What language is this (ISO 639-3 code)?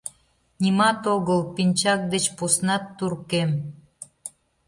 chm